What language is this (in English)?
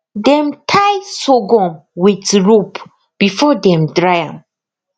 Nigerian Pidgin